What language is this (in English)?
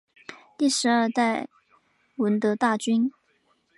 Chinese